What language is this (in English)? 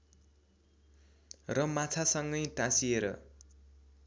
Nepali